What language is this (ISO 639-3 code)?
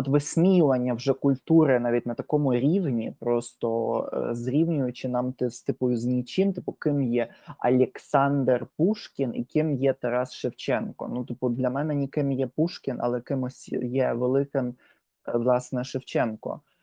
ukr